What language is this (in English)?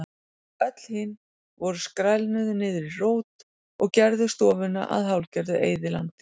Icelandic